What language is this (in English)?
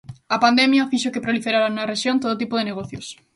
Galician